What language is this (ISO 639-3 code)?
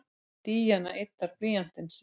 isl